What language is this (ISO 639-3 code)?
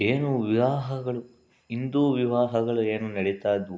kan